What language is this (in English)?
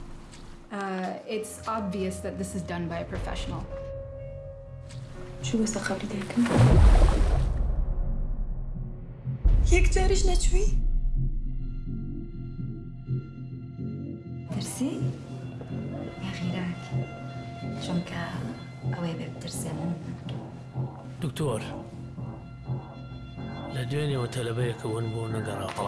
Kurdish